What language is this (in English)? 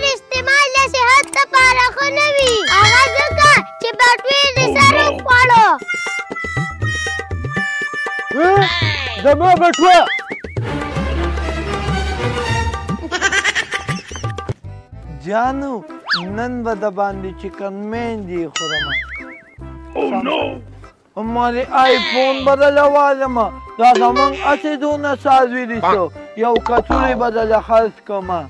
Arabic